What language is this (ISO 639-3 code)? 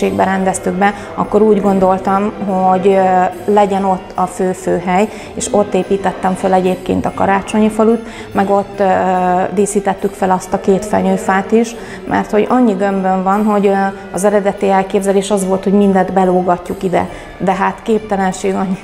hun